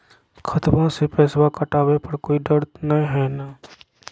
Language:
Magahi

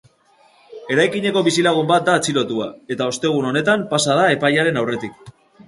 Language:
Basque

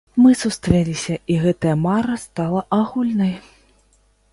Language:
Belarusian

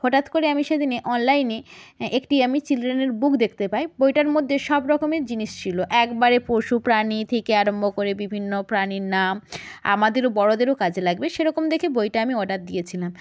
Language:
Bangla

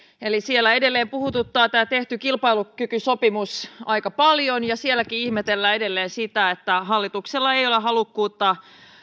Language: Finnish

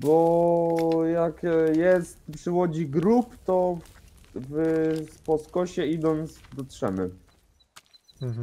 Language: Polish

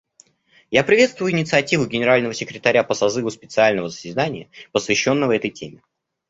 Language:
Russian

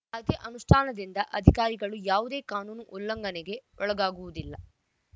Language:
Kannada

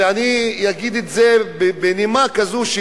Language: Hebrew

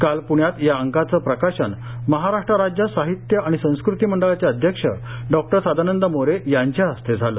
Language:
Marathi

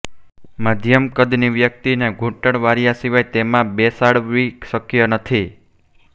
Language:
Gujarati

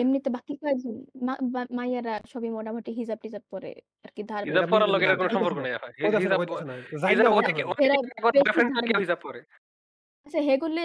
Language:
Bangla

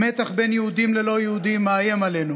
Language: Hebrew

